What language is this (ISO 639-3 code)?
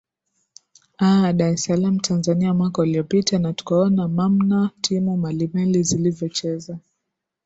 swa